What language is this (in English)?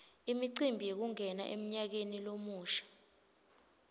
Swati